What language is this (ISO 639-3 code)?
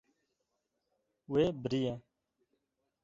kur